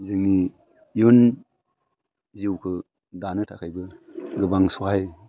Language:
Bodo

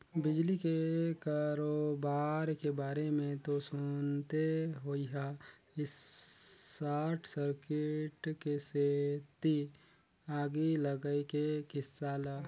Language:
Chhattisgarhi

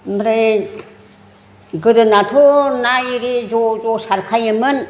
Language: Bodo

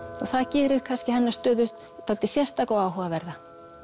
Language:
Icelandic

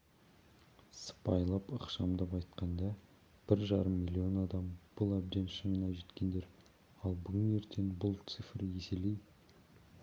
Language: Kazakh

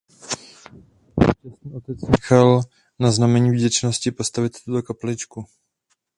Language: Czech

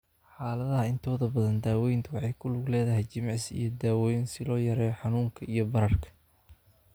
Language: Somali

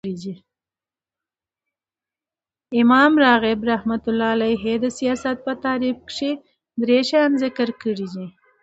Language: Pashto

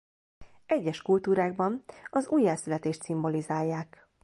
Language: Hungarian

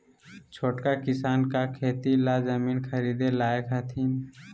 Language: Magahi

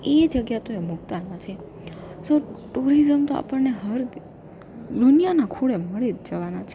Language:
Gujarati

